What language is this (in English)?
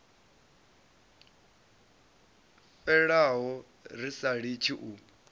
Venda